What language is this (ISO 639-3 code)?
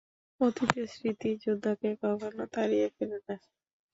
ben